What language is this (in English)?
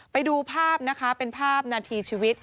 Thai